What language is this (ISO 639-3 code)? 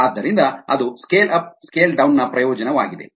kan